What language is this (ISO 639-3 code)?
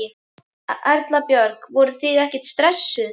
isl